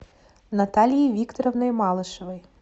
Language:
Russian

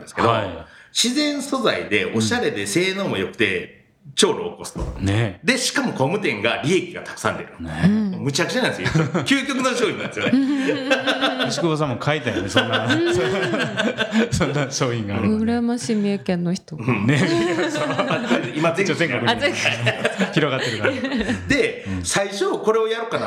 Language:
Japanese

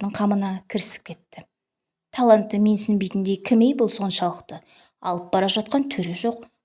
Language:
Turkish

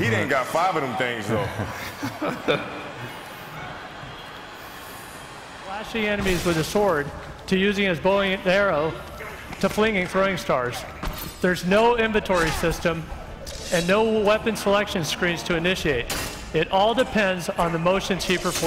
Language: Latvian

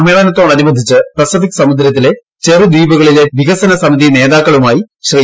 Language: Malayalam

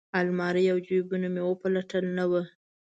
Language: Pashto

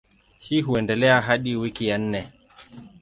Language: Swahili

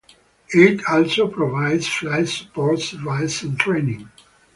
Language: English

